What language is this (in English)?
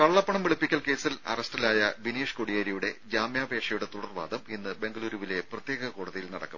Malayalam